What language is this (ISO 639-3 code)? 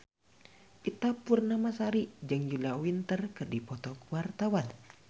sun